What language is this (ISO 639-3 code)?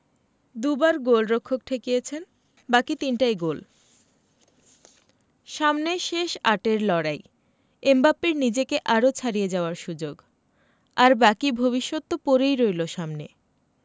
ben